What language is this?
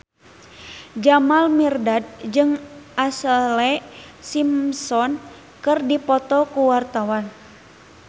Sundanese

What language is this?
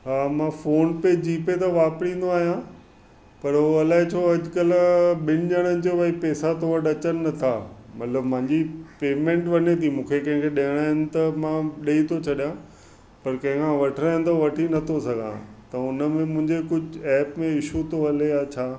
Sindhi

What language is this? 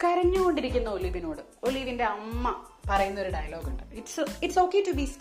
Malayalam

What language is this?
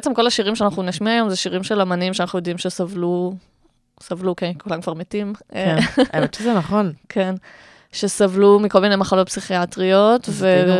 Hebrew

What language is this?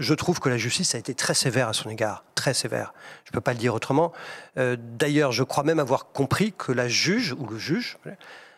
French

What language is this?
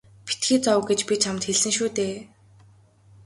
Mongolian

